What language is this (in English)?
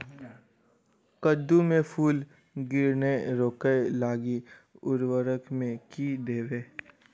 Maithili